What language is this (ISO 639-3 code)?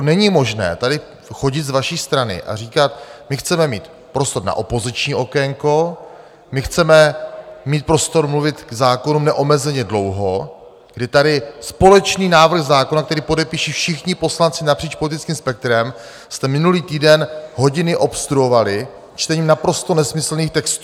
ces